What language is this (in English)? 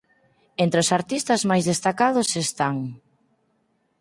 Galician